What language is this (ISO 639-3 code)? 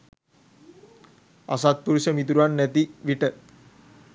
sin